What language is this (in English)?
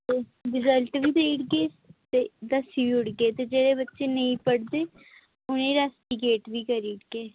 Dogri